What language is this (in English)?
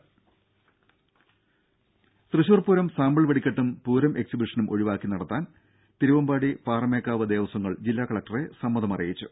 Malayalam